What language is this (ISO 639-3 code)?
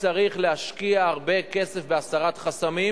heb